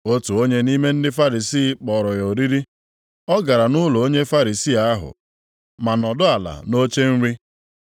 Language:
Igbo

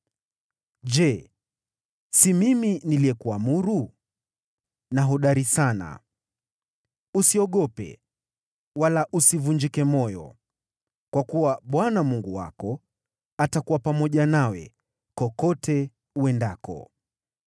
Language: Swahili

